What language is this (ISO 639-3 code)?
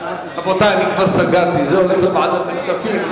heb